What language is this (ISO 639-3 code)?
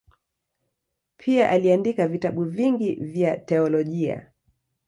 swa